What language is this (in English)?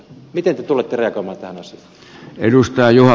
Finnish